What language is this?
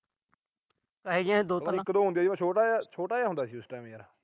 Punjabi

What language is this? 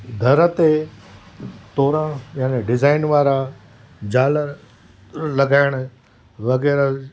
Sindhi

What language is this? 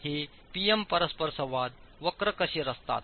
Marathi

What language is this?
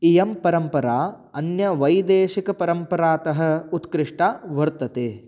Sanskrit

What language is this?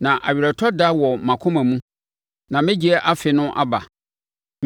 Akan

